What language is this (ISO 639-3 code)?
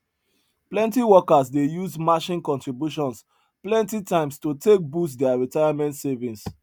pcm